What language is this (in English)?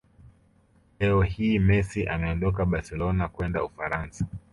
Swahili